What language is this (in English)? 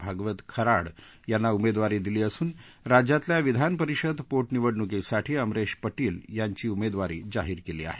Marathi